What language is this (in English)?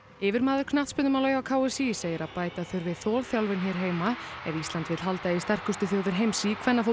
Icelandic